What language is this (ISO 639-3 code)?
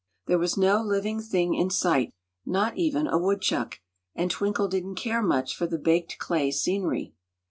eng